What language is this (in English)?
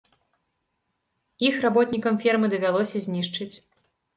Belarusian